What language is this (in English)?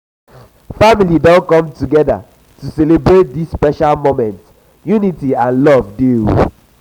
Nigerian Pidgin